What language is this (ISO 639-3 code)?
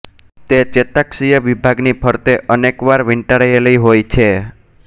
guj